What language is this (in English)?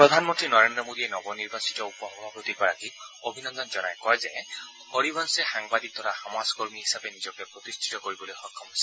Assamese